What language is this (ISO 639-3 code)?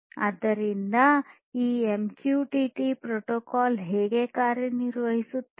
kan